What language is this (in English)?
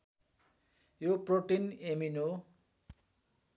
Nepali